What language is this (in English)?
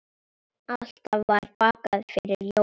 Icelandic